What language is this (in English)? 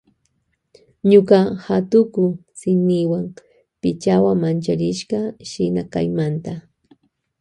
Loja Highland Quichua